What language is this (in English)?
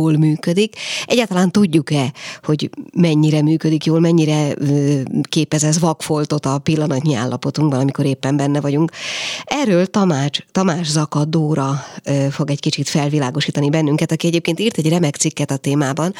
Hungarian